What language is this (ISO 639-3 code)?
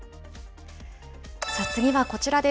jpn